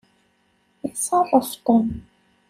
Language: Kabyle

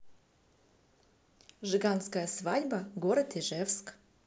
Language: Russian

